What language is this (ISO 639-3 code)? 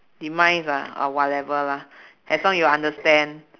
eng